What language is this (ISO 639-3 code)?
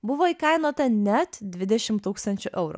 lit